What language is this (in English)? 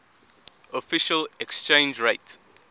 English